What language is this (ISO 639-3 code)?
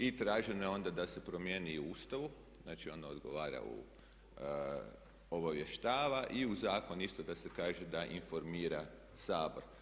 hrv